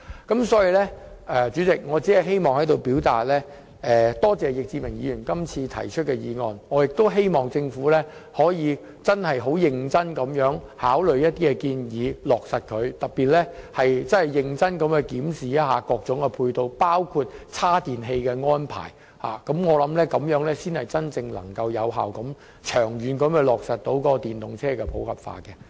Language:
Cantonese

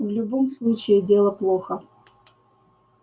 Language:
Russian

